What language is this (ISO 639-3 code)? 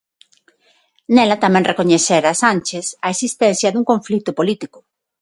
glg